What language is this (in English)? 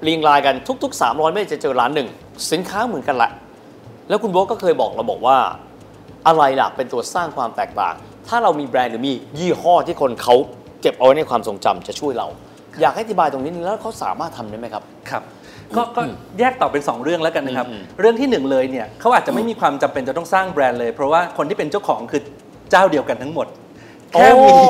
Thai